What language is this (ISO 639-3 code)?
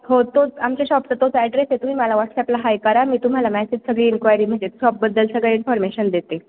mar